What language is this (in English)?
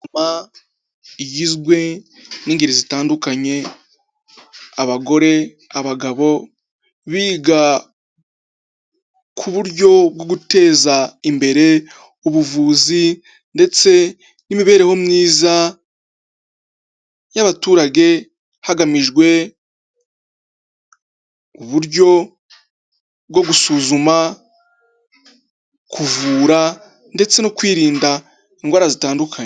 Kinyarwanda